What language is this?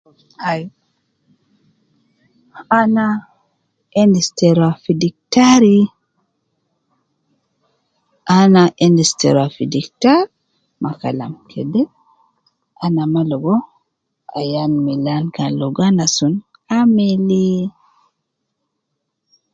Nubi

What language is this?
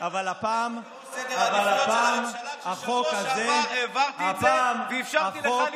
Hebrew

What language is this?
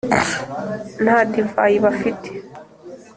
Kinyarwanda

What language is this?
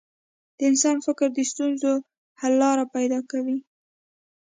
Pashto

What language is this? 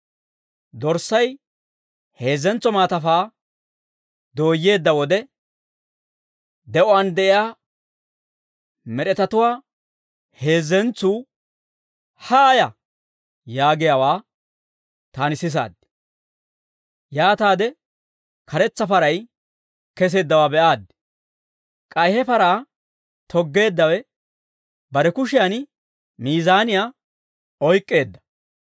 Dawro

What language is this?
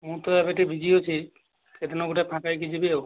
Odia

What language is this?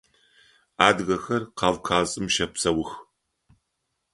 Adyghe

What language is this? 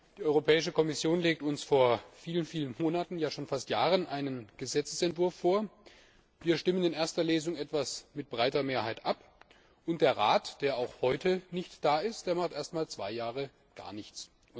German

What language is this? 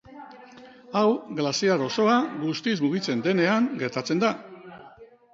Basque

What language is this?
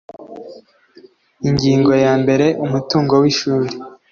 Kinyarwanda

